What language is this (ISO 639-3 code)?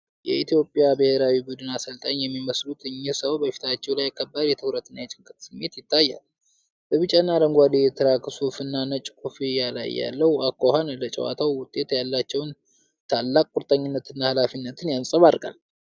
amh